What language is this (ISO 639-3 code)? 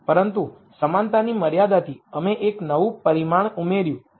guj